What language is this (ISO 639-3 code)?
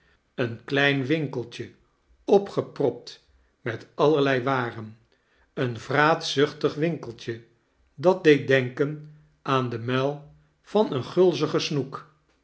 nld